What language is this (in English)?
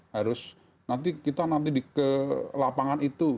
Indonesian